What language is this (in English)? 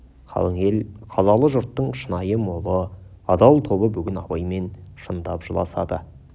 Kazakh